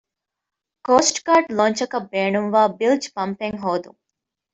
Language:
Divehi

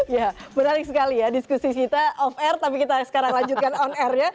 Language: Indonesian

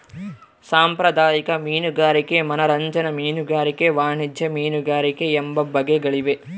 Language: Kannada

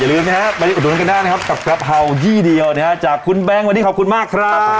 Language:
Thai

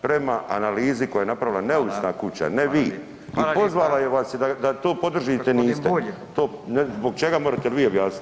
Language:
Croatian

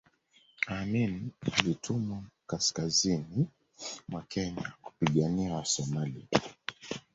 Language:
Swahili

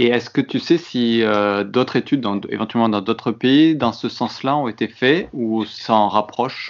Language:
French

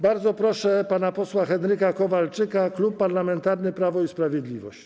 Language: Polish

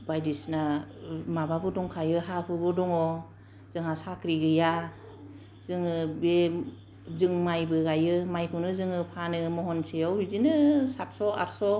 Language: Bodo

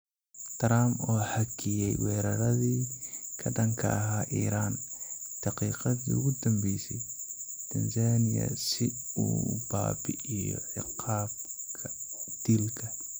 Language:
Somali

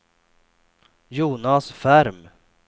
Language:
Swedish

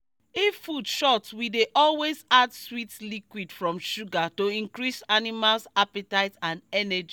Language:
Nigerian Pidgin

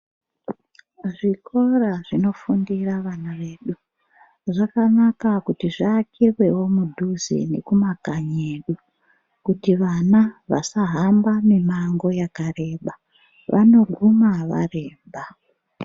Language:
Ndau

